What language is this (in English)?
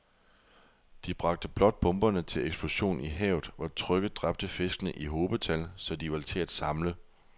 Danish